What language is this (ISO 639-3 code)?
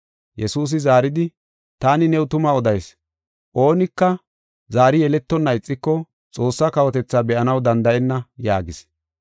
gof